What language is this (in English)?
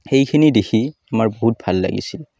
Assamese